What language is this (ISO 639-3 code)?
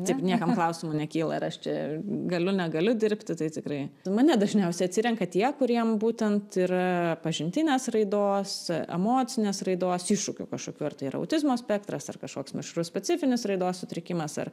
lit